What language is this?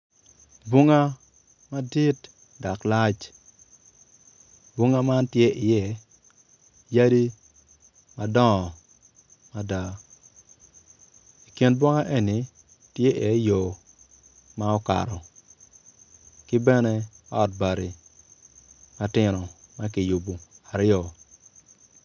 Acoli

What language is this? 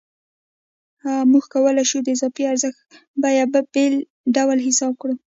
Pashto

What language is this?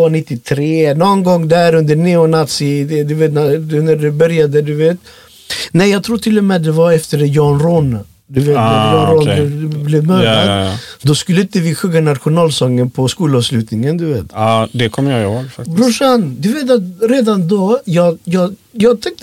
Swedish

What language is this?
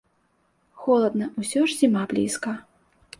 Belarusian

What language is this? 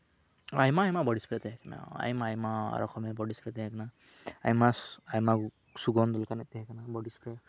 Santali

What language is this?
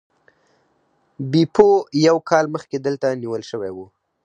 Pashto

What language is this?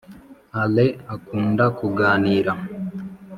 Kinyarwanda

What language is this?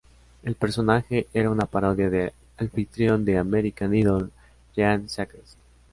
Spanish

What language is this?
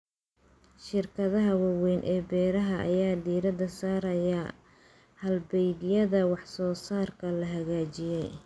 Somali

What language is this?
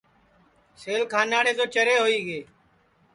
Sansi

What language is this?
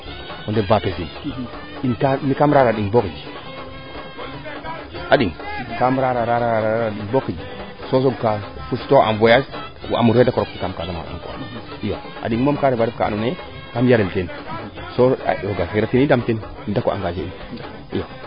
Serer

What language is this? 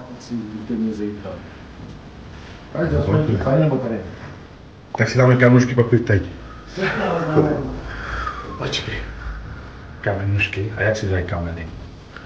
Czech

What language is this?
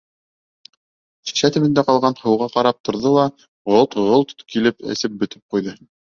Bashkir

